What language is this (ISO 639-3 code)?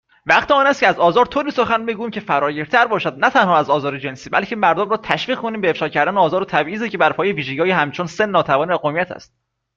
fas